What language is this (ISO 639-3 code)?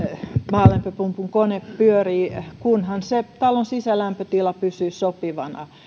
fin